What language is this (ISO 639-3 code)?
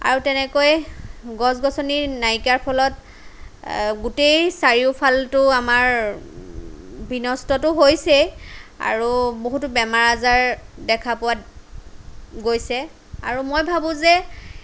asm